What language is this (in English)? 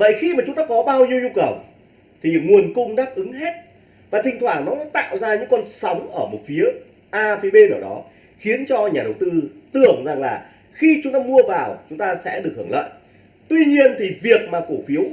Vietnamese